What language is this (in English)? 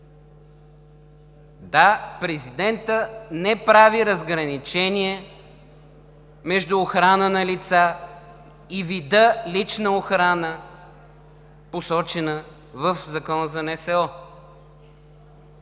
Bulgarian